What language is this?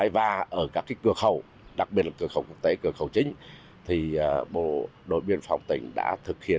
Vietnamese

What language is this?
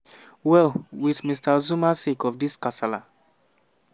Nigerian Pidgin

